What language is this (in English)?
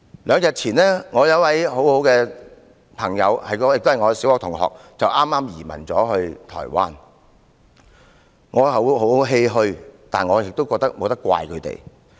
Cantonese